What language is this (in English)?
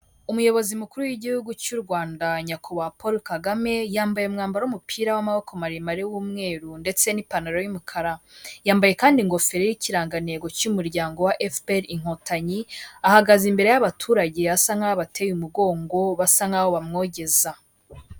Kinyarwanda